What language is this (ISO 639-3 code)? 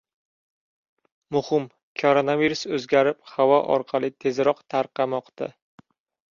uzb